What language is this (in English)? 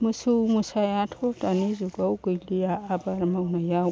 Bodo